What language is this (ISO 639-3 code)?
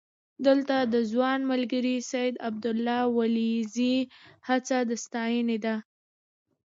pus